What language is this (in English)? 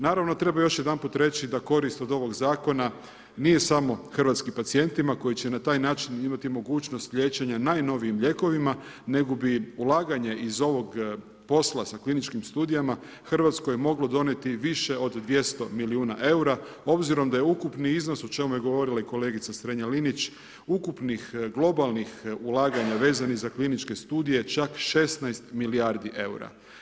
Croatian